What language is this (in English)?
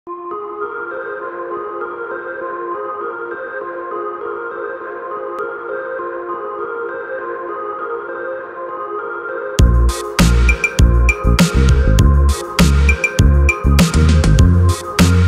English